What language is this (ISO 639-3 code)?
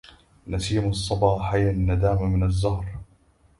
ara